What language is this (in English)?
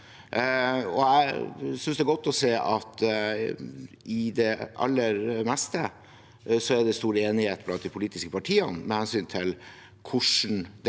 Norwegian